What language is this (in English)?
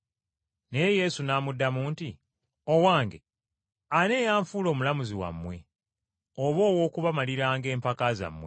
Ganda